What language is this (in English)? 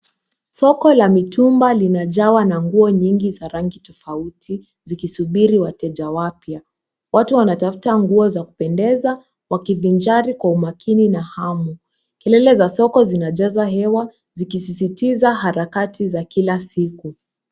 Swahili